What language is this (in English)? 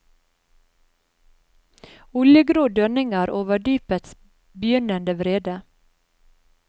Norwegian